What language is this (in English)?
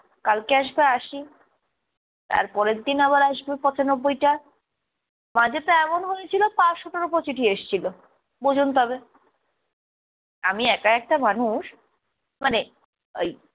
Bangla